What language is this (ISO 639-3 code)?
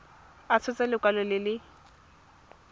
tsn